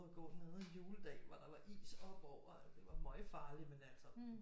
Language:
Danish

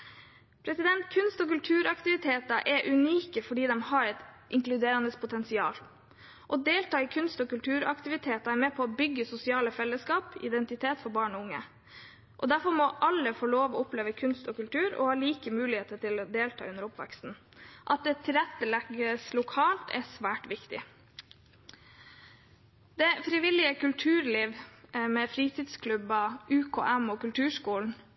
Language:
Norwegian Bokmål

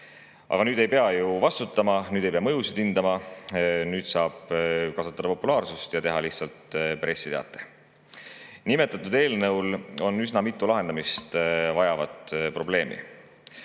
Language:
Estonian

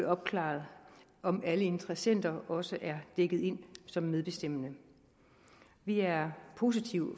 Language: Danish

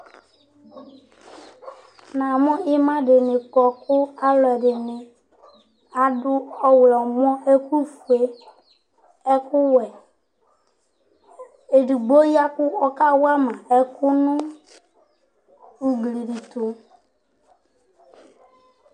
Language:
Ikposo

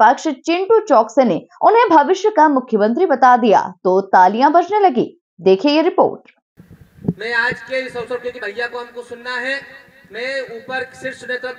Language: Hindi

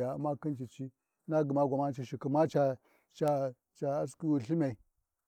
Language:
Warji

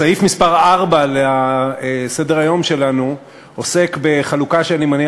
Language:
Hebrew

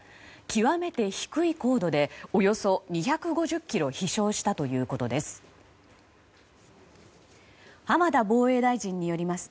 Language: Japanese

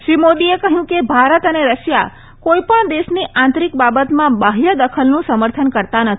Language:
Gujarati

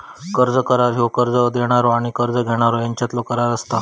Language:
Marathi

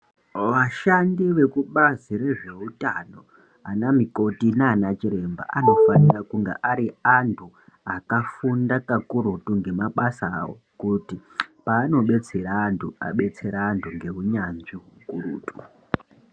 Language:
Ndau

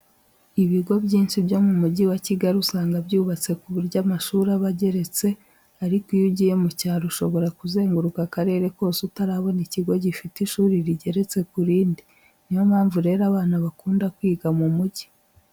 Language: Kinyarwanda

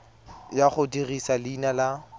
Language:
Tswana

